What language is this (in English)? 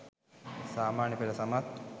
Sinhala